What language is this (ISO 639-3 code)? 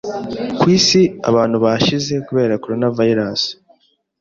kin